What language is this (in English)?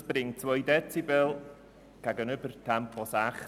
Swiss German